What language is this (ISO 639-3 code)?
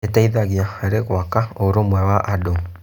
kik